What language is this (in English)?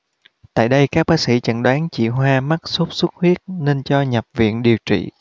Vietnamese